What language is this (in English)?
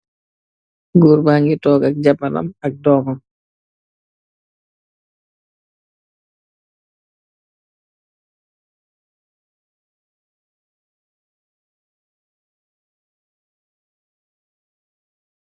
Wolof